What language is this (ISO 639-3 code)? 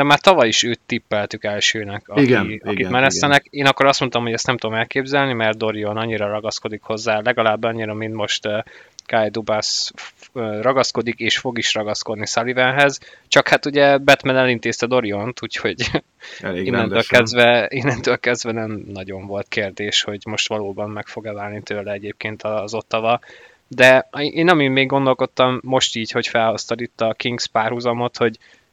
hun